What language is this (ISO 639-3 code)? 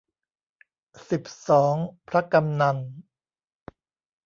tha